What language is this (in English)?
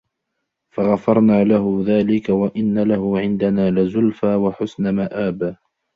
Arabic